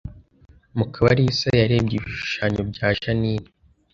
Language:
Kinyarwanda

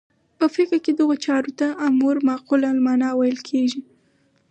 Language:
Pashto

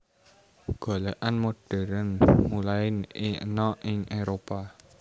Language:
Javanese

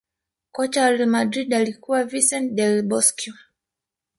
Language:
Swahili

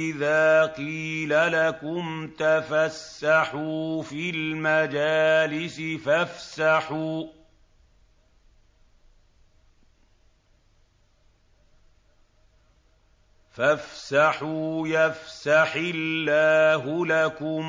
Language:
Arabic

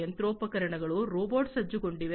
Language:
Kannada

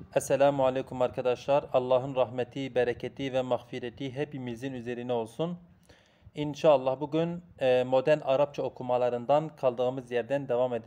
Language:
Turkish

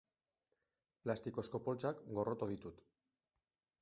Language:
Basque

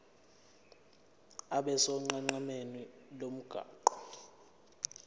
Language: Zulu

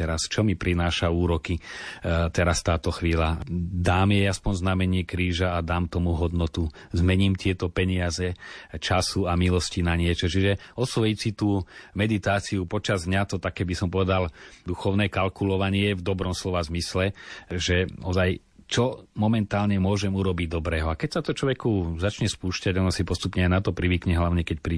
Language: Slovak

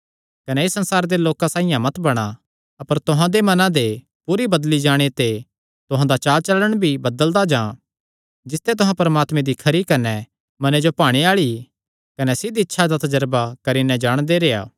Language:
Kangri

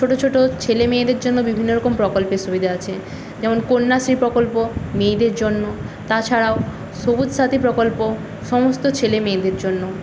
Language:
Bangla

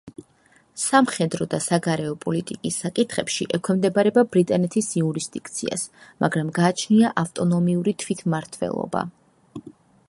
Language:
Georgian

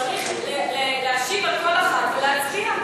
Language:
Hebrew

